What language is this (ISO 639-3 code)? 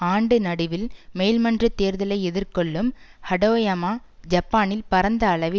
tam